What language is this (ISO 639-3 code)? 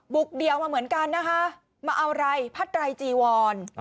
tha